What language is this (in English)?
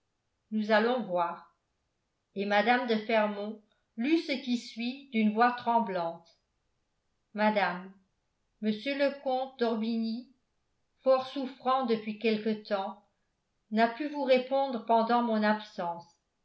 French